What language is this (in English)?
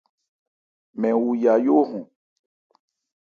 Ebrié